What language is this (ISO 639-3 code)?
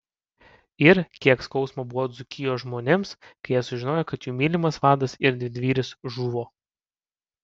lit